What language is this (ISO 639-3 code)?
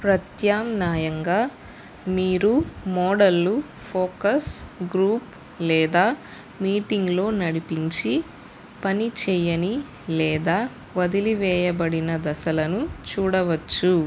tel